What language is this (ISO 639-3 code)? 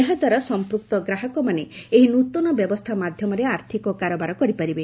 ori